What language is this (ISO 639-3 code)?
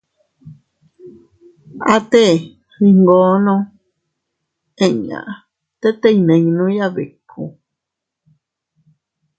cut